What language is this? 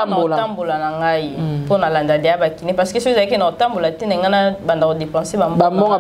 French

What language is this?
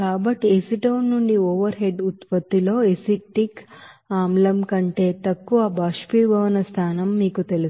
Telugu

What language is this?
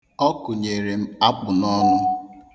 Igbo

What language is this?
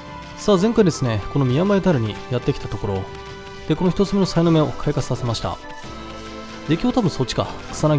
Japanese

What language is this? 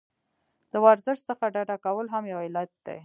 Pashto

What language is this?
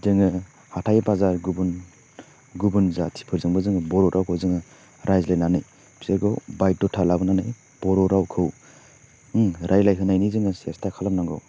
Bodo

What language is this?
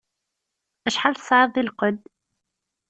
Kabyle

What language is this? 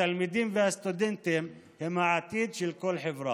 Hebrew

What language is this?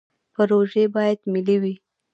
Pashto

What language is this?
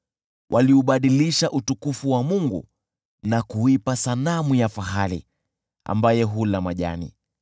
Swahili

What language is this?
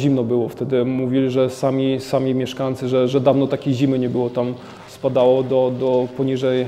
Polish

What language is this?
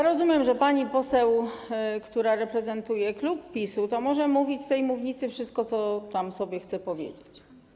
Polish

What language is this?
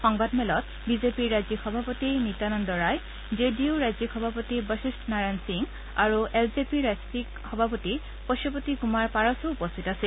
Assamese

